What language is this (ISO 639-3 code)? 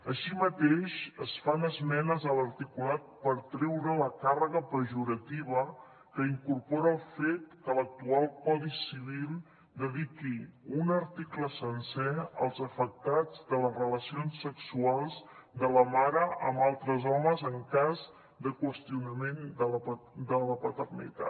cat